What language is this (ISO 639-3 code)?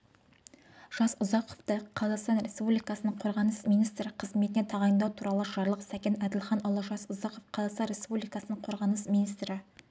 kaz